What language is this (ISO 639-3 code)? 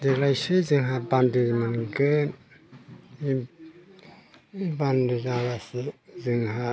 brx